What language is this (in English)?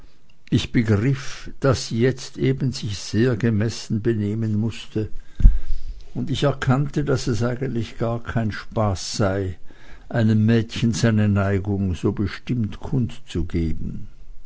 German